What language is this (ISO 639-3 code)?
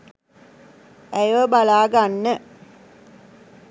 sin